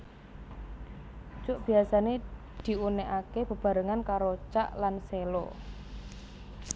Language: Javanese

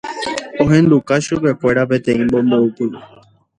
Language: Guarani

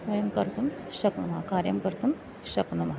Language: Sanskrit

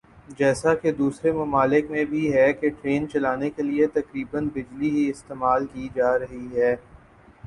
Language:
Urdu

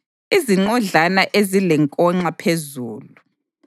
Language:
North Ndebele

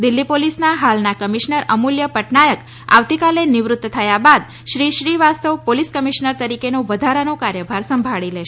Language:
Gujarati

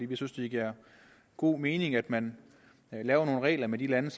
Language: Danish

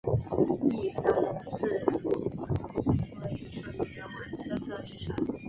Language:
Chinese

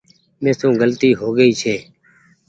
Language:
Goaria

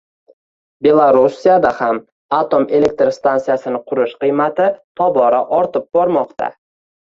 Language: Uzbek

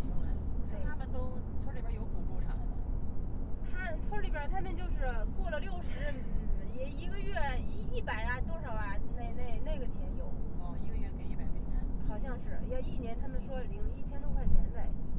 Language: Chinese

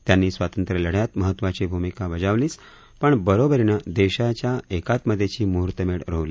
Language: Marathi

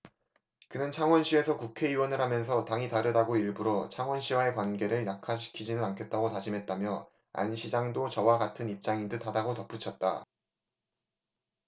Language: Korean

